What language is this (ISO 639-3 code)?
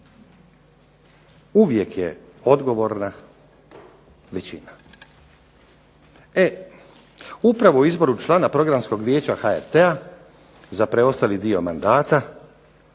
hrv